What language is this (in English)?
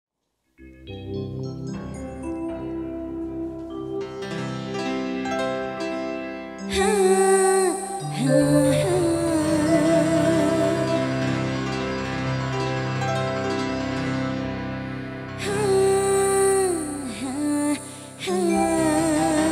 Indonesian